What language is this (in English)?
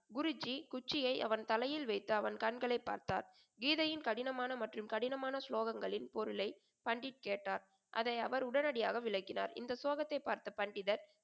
Tamil